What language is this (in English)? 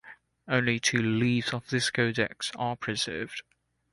English